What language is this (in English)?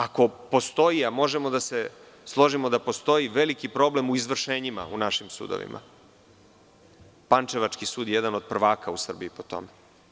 Serbian